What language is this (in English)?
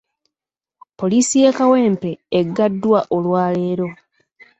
Ganda